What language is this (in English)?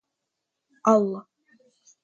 Russian